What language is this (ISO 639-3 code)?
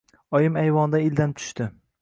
uzb